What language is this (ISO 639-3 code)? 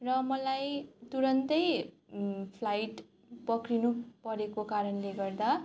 nep